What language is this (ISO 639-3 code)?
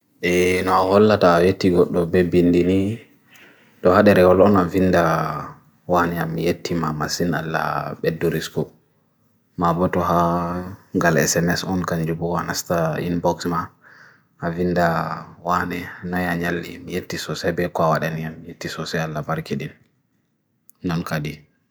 fui